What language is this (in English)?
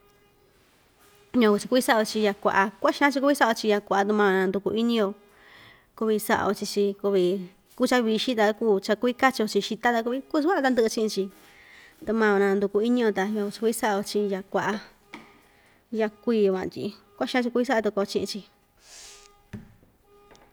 Ixtayutla Mixtec